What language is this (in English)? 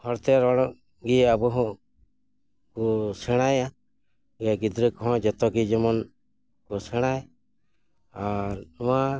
Santali